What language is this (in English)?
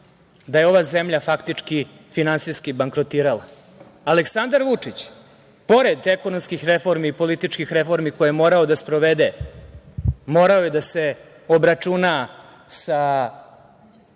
Serbian